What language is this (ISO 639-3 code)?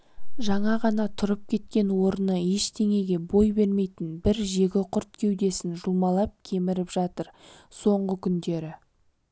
kaz